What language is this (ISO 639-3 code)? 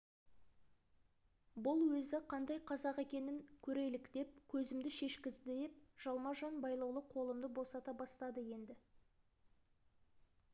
kaz